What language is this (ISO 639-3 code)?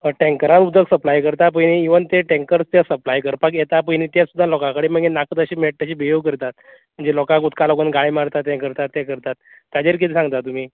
kok